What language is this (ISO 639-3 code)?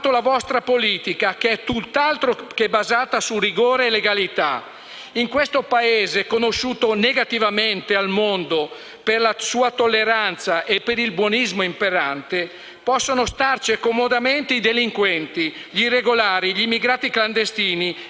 ita